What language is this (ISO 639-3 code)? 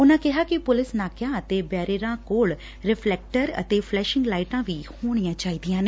pan